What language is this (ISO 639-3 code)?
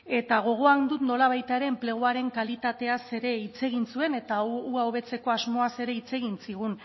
eus